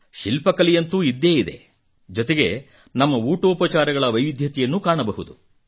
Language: Kannada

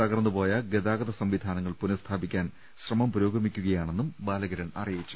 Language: Malayalam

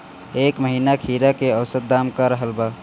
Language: Bhojpuri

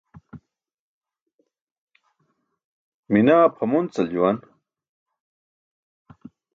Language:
Burushaski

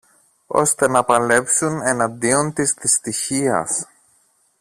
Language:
Greek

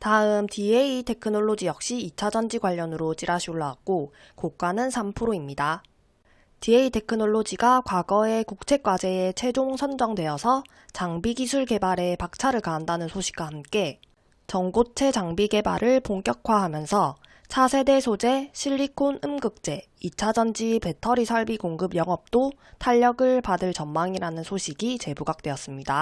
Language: Korean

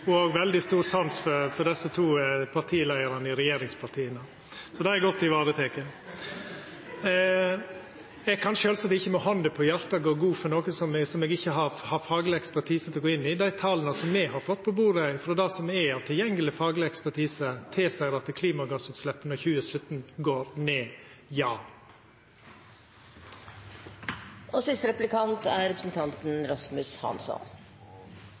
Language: Norwegian Nynorsk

